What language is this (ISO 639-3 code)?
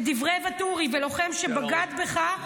heb